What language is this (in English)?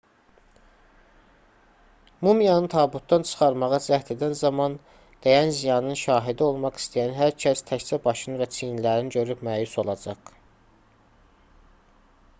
Azerbaijani